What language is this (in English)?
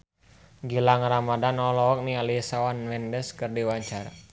Sundanese